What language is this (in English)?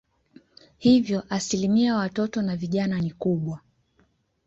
Swahili